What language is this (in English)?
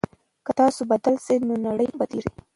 Pashto